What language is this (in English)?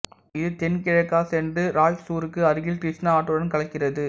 Tamil